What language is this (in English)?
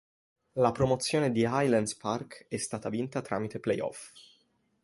Italian